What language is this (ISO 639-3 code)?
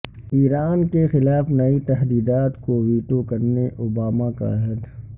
urd